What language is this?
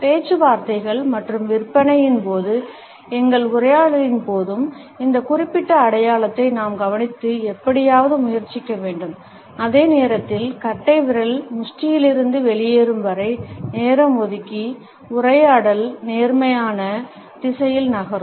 Tamil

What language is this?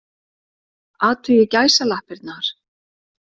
Icelandic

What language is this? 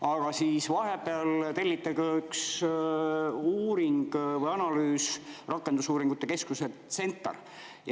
Estonian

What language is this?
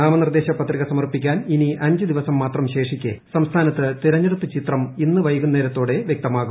Malayalam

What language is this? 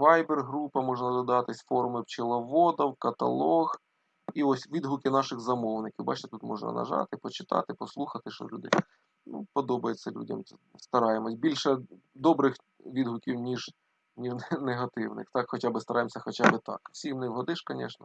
Ukrainian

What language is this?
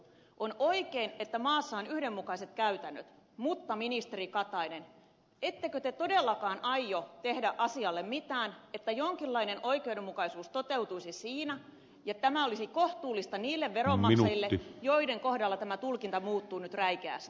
Finnish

